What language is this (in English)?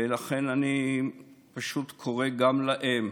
Hebrew